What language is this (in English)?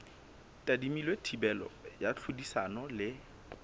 Southern Sotho